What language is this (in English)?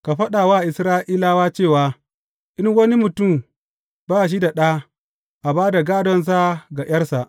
Hausa